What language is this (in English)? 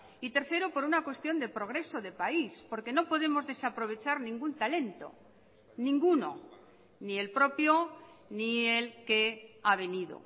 Spanish